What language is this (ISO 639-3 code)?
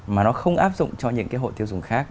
vie